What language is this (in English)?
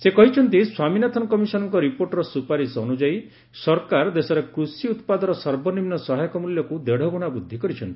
Odia